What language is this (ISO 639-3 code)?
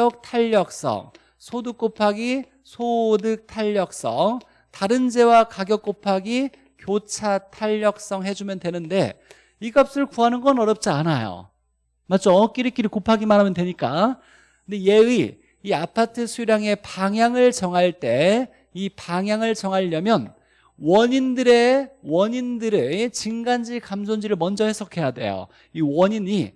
kor